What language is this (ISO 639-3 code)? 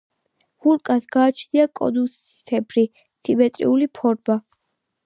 kat